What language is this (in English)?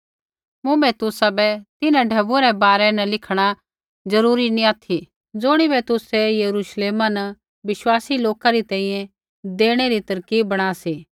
Kullu Pahari